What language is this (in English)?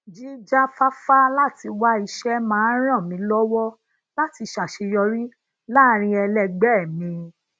Yoruba